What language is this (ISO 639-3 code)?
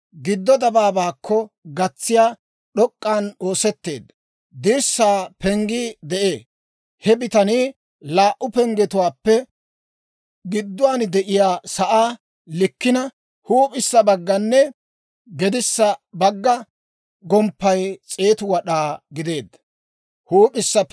dwr